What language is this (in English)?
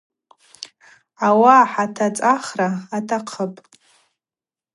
Abaza